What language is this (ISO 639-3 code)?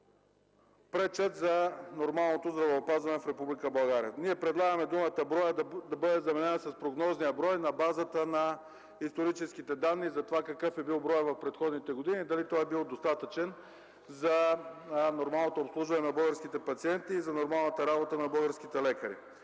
bul